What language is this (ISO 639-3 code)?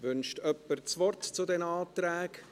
gsw